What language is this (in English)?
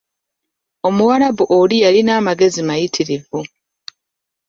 Ganda